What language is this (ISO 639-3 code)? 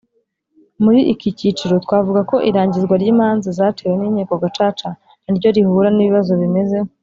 kin